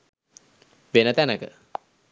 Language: Sinhala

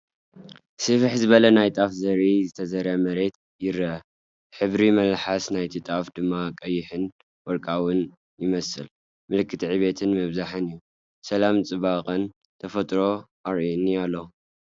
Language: Tigrinya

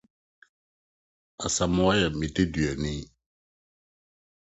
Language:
Akan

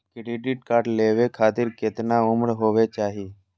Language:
Magahi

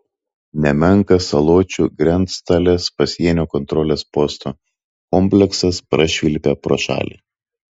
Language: Lithuanian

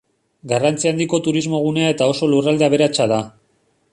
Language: Basque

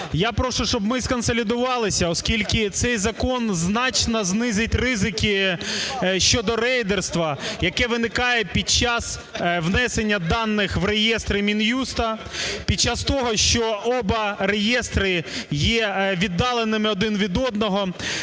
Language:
Ukrainian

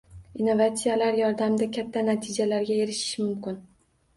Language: Uzbek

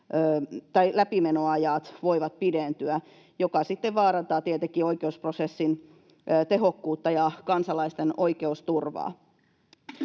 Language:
Finnish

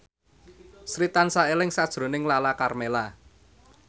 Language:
Javanese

